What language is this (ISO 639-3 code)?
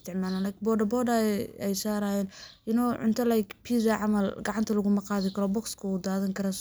som